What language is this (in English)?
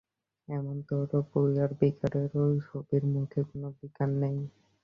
Bangla